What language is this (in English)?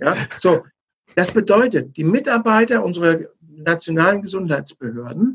German